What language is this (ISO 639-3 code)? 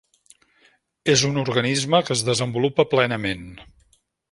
cat